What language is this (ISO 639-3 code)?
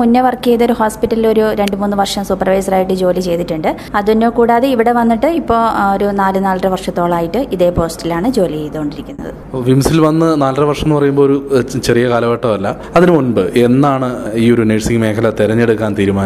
mal